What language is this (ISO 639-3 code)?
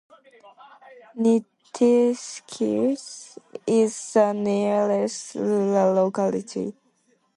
eng